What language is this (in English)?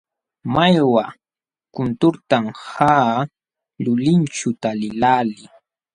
Jauja Wanca Quechua